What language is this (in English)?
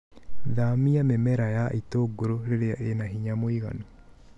Kikuyu